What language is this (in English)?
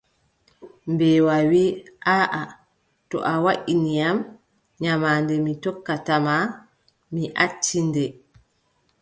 Adamawa Fulfulde